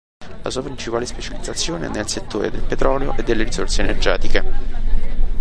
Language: Italian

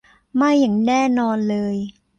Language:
Thai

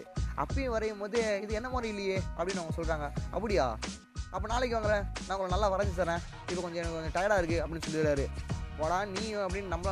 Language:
Tamil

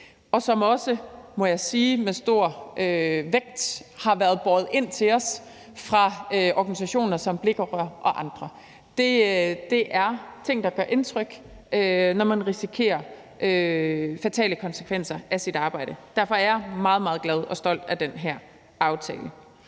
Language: Danish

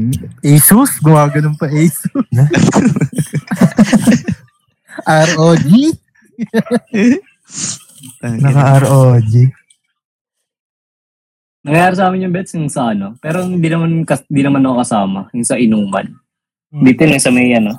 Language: Filipino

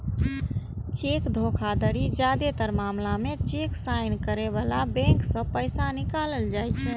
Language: Maithili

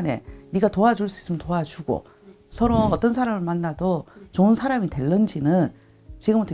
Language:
Korean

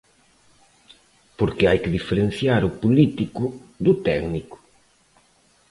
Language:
Galician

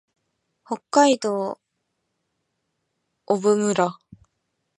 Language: Japanese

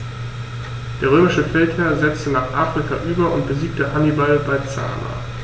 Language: German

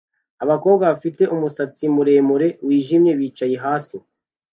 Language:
Kinyarwanda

